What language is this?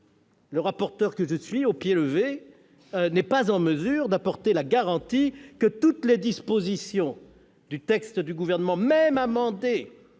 French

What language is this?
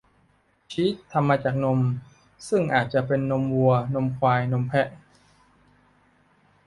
Thai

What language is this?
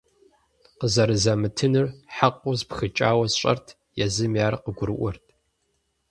Kabardian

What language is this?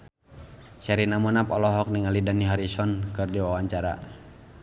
Sundanese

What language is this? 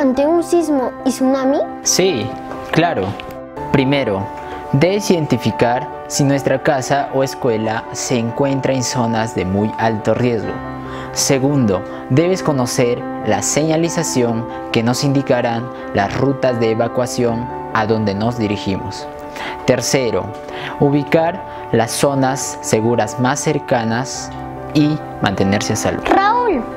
Spanish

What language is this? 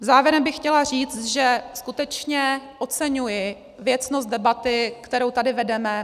Czech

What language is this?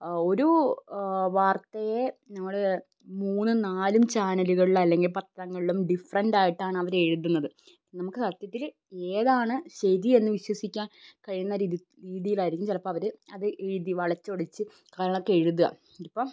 Malayalam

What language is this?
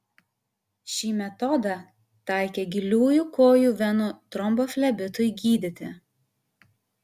Lithuanian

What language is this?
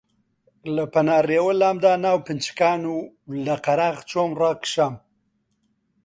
Central Kurdish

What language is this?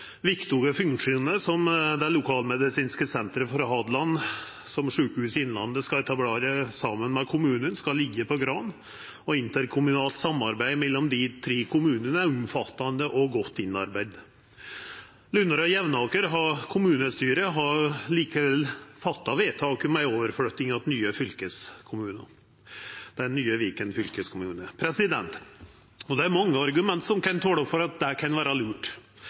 Norwegian Nynorsk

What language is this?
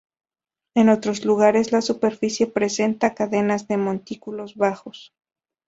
Spanish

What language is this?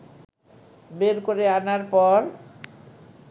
Bangla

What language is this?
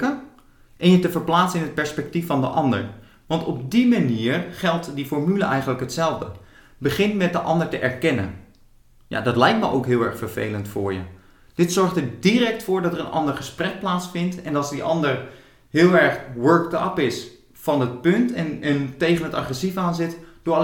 Dutch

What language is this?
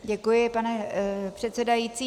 Czech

